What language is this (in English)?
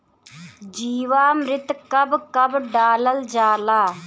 Bhojpuri